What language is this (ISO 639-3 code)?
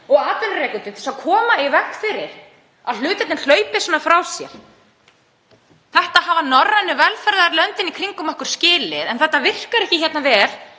isl